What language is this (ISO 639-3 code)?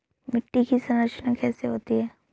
hin